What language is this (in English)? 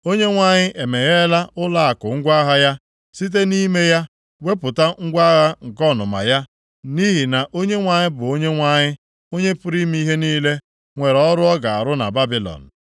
Igbo